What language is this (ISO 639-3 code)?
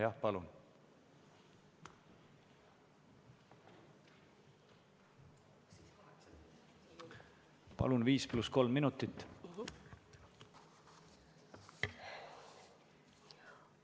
est